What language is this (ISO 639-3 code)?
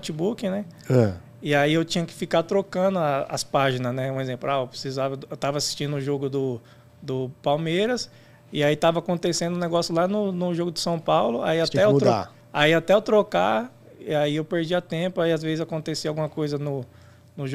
por